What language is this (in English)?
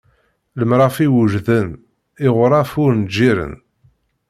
Kabyle